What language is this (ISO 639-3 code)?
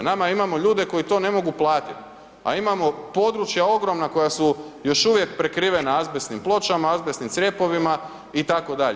hrv